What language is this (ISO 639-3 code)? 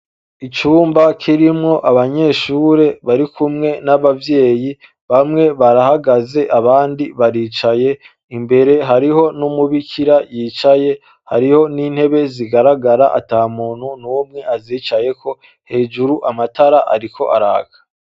run